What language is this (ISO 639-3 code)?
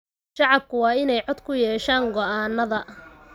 som